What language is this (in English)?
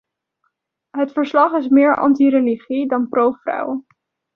Dutch